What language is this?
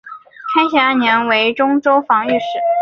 Chinese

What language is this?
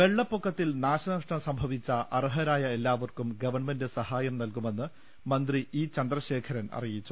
Malayalam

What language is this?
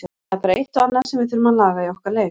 Icelandic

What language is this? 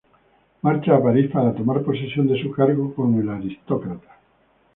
Spanish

